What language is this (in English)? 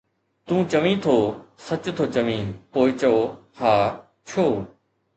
Sindhi